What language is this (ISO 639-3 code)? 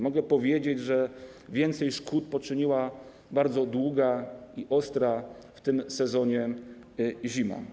pol